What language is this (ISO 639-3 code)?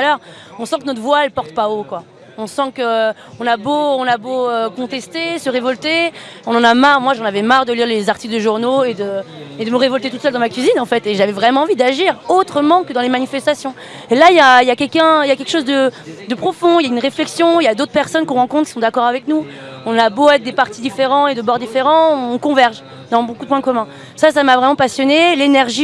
fra